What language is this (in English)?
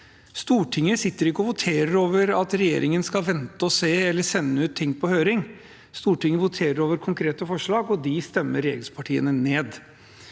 Norwegian